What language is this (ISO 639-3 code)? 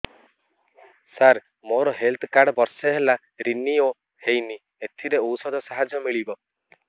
ori